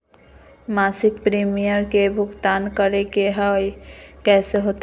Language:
Magahi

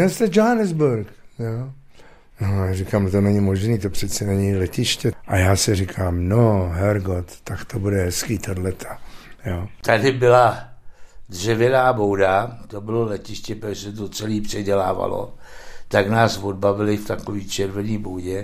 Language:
Czech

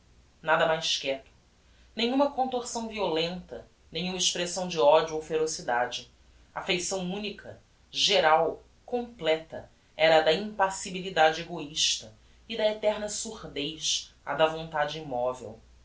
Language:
Portuguese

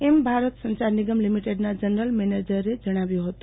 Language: Gujarati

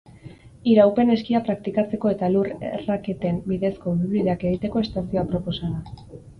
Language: Basque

